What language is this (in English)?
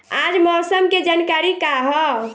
Bhojpuri